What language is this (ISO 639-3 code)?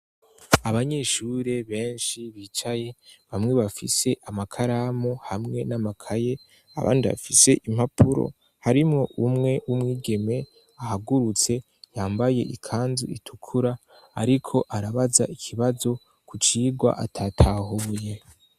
run